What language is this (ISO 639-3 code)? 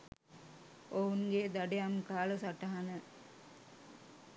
sin